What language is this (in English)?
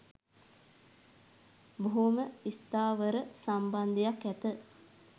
Sinhala